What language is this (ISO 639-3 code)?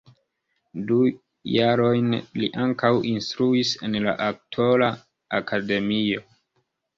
epo